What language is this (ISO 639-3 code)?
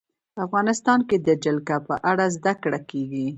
pus